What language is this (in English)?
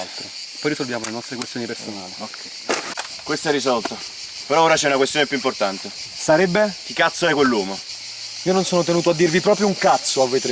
Italian